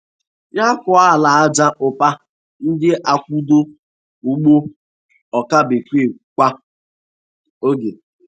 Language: Igbo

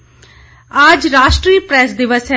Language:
Hindi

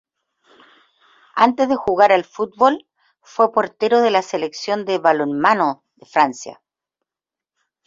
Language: Spanish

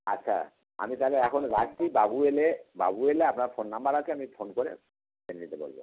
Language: Bangla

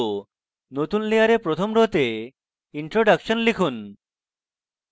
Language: Bangla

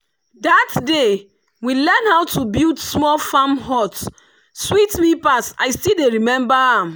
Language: Nigerian Pidgin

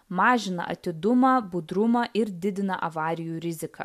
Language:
Lithuanian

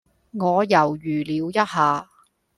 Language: Cantonese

